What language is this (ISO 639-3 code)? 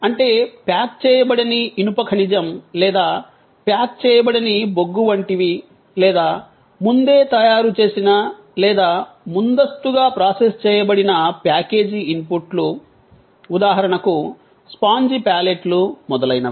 tel